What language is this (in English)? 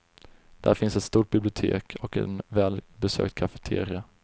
Swedish